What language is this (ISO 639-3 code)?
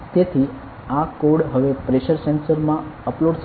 guj